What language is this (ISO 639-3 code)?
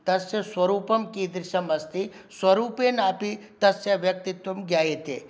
san